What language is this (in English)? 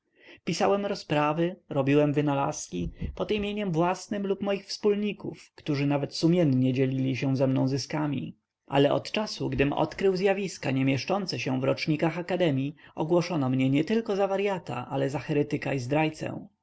Polish